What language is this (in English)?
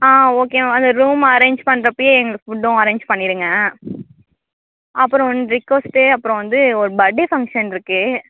Tamil